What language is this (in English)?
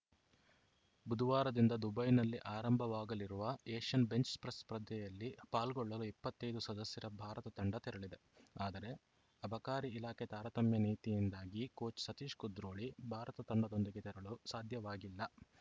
Kannada